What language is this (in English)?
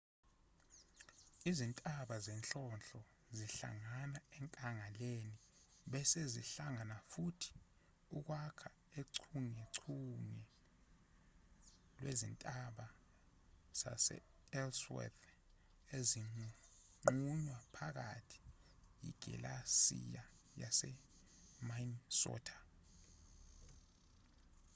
Zulu